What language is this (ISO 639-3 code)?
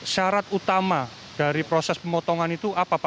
ind